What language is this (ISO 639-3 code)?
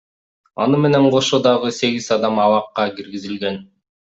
kir